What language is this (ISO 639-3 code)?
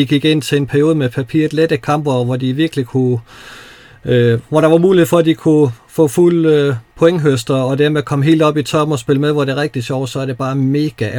dan